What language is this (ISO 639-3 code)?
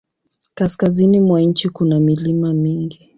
swa